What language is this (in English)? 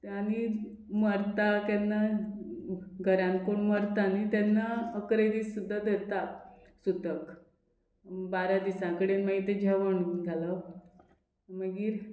Konkani